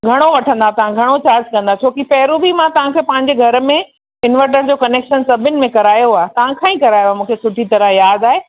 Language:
Sindhi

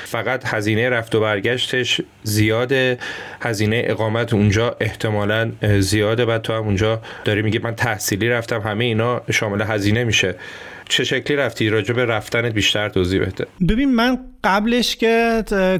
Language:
Persian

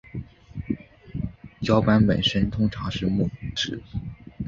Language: Chinese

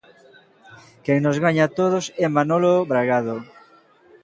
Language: Galician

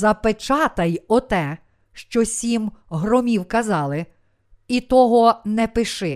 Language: Ukrainian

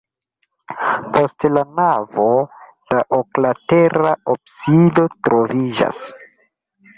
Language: Esperanto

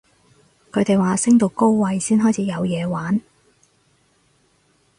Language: Cantonese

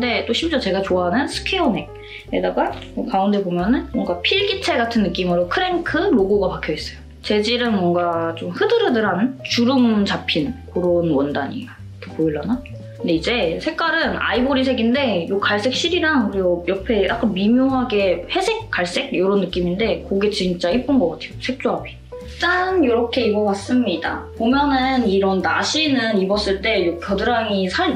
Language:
Korean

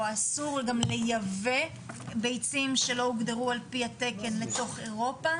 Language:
Hebrew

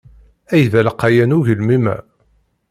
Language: Kabyle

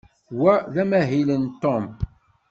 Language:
Kabyle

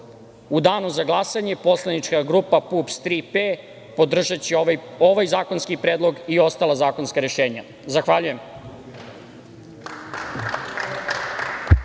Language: Serbian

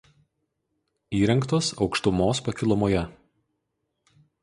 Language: Lithuanian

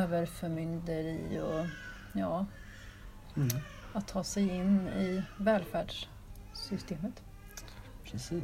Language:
Swedish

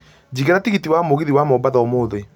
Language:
Kikuyu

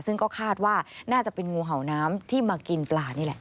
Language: Thai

